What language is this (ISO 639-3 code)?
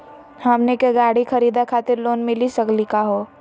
mag